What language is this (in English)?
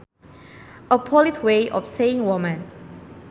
Sundanese